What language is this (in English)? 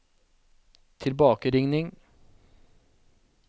Norwegian